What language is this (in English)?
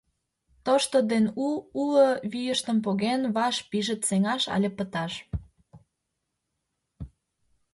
Mari